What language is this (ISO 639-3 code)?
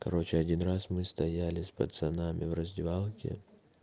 rus